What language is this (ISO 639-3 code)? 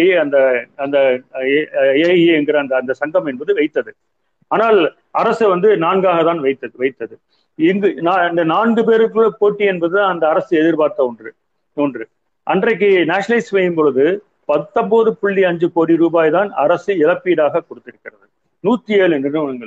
tam